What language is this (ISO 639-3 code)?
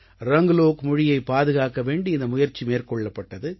tam